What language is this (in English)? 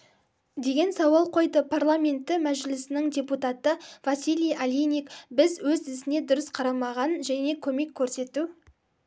Kazakh